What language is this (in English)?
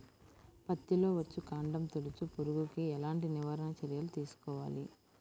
Telugu